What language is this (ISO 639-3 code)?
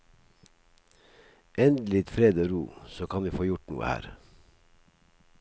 nor